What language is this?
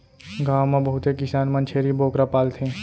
Chhattisgarhi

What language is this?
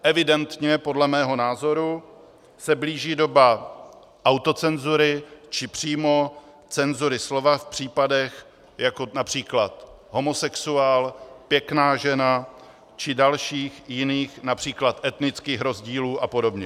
Czech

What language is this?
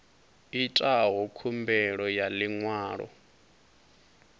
Venda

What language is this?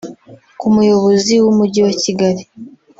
Kinyarwanda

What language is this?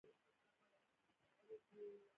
Pashto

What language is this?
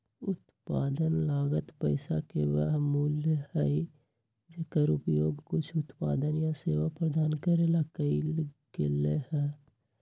Magahi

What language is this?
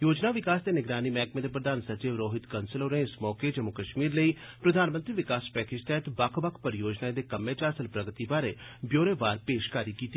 Dogri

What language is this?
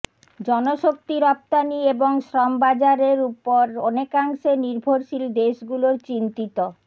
Bangla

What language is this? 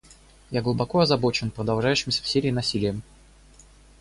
Russian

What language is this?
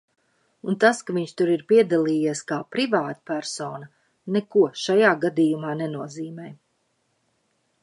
Latvian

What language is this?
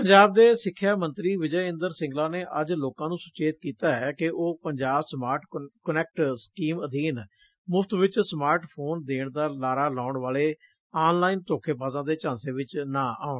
Punjabi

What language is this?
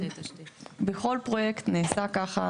Hebrew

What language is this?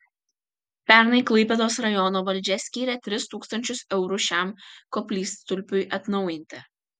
Lithuanian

